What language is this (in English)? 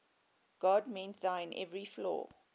English